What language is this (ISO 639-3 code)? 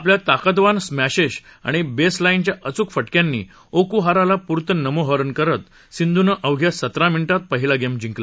mar